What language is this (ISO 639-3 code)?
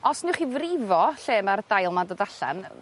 cym